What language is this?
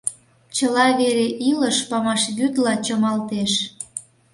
Mari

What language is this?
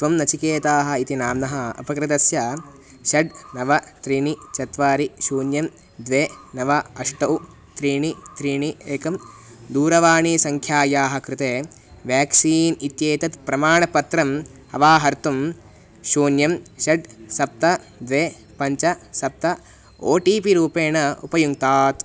Sanskrit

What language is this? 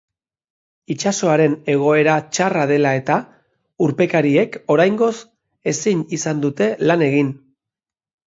Basque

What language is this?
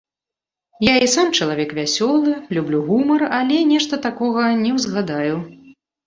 Belarusian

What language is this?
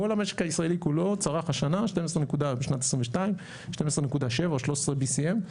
Hebrew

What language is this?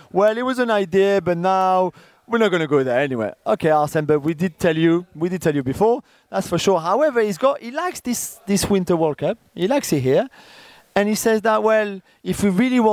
English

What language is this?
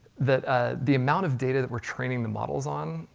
English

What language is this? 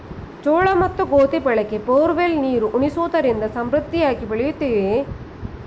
Kannada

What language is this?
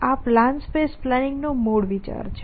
Gujarati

